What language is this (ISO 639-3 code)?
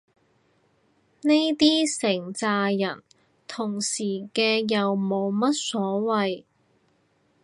yue